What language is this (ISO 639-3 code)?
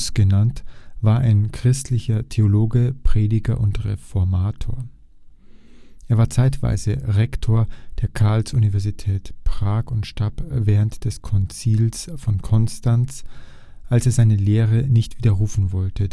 deu